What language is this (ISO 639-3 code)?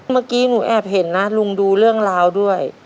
tha